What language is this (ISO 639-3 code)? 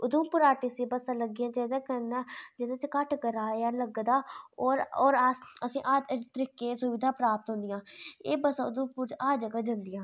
doi